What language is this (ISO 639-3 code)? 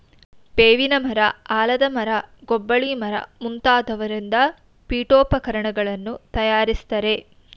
kan